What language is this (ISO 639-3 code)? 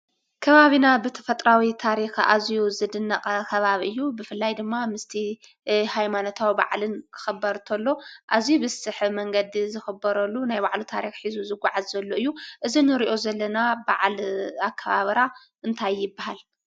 tir